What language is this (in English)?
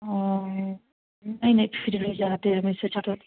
Hindi